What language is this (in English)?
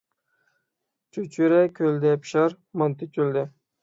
Uyghur